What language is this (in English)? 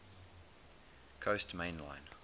English